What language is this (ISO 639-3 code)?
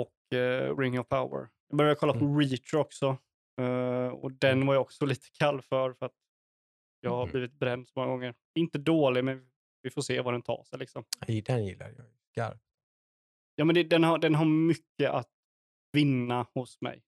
swe